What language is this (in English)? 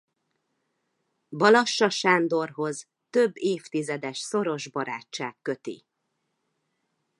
Hungarian